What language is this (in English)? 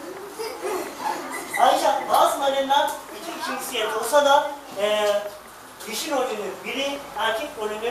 Turkish